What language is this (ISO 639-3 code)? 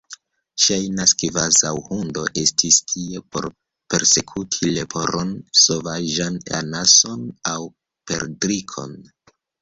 epo